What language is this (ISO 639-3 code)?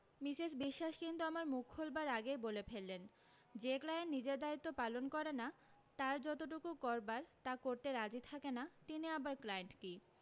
ben